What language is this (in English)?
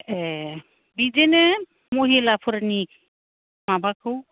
Bodo